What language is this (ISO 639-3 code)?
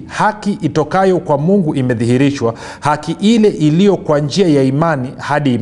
swa